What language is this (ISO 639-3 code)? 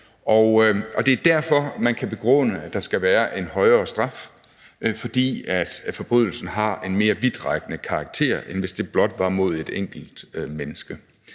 dan